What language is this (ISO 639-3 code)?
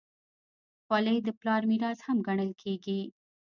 pus